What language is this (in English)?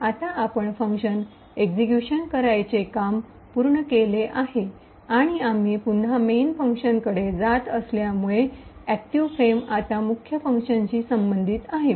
Marathi